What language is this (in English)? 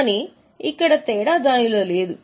Telugu